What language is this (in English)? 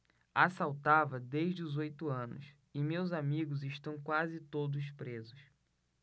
Portuguese